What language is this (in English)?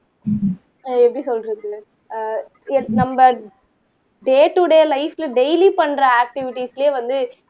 Tamil